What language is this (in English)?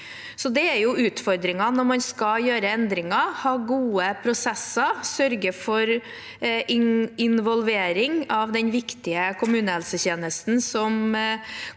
Norwegian